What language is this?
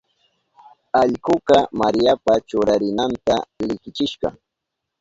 Southern Pastaza Quechua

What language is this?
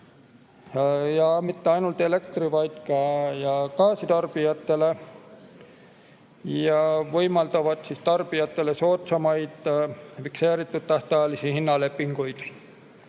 Estonian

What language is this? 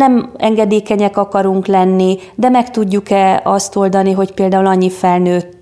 Hungarian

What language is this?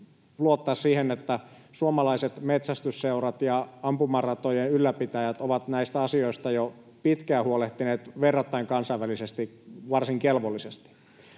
Finnish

